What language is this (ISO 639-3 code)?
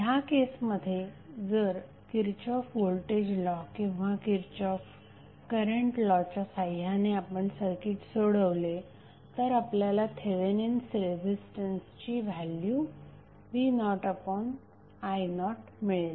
mar